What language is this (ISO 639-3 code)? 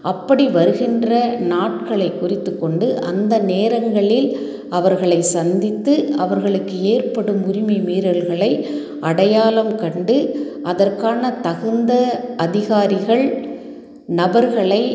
tam